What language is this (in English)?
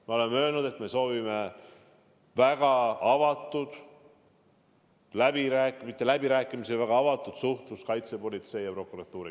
Estonian